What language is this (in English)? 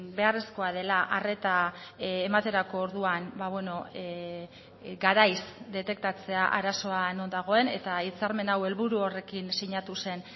Basque